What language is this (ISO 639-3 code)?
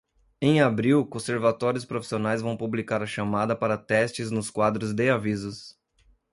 por